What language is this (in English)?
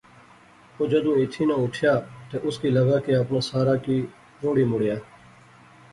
Pahari-Potwari